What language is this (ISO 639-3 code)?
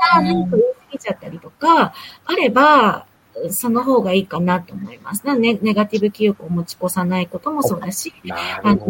jpn